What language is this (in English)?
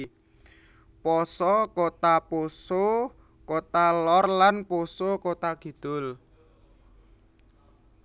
Javanese